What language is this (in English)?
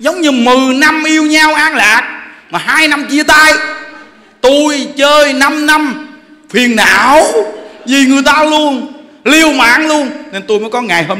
Vietnamese